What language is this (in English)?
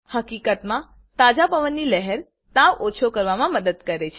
Gujarati